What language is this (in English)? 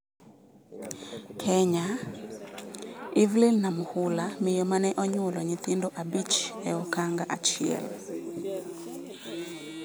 Luo (Kenya and Tanzania)